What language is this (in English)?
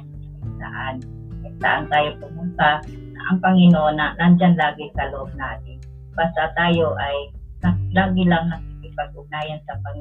Filipino